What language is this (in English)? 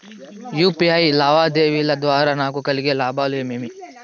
Telugu